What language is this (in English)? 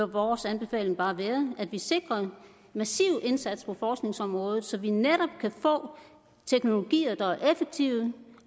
Danish